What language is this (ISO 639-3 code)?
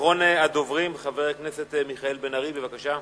heb